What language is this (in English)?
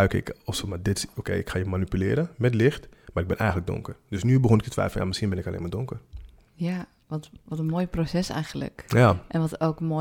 Dutch